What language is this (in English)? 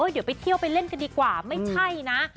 Thai